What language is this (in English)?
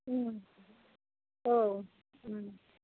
Bodo